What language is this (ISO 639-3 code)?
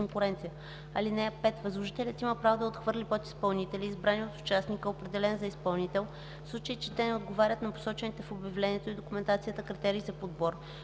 bul